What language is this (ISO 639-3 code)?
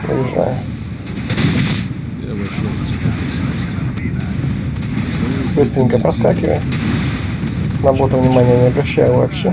rus